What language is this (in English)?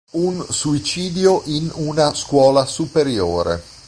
Italian